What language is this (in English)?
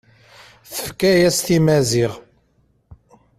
Kabyle